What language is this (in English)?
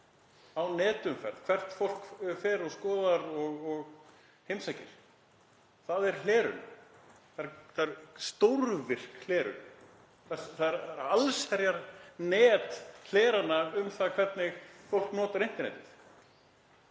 Icelandic